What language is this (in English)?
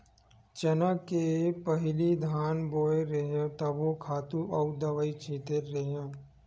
Chhattisgarhi